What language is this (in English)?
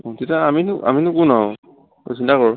Assamese